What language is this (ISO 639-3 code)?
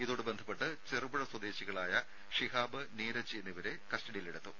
mal